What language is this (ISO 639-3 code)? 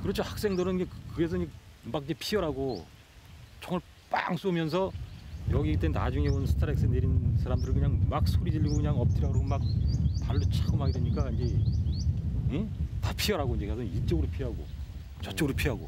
kor